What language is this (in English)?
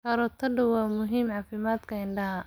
Somali